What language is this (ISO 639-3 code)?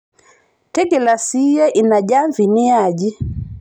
mas